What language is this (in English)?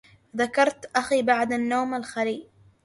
Arabic